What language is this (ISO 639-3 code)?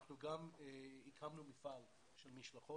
heb